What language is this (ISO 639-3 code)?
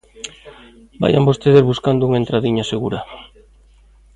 glg